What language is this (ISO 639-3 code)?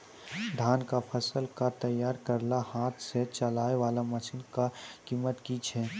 mai